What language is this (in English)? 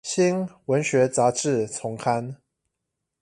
Chinese